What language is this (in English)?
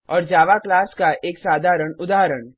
Hindi